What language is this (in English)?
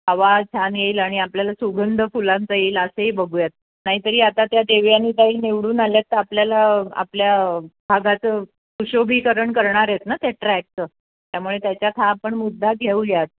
Marathi